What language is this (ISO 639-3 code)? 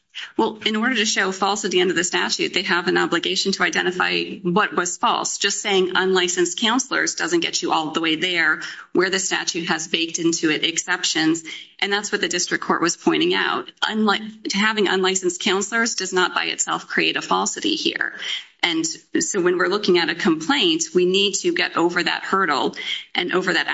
eng